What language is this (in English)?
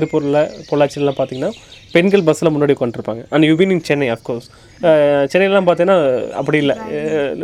Tamil